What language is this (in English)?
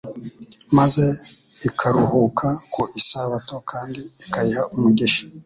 Kinyarwanda